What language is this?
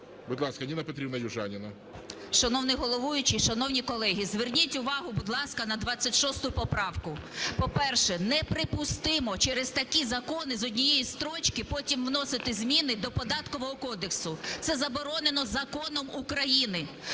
Ukrainian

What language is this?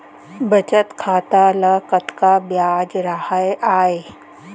Chhattisgarhi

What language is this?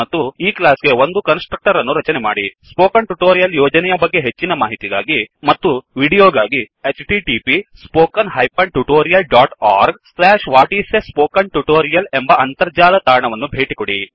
Kannada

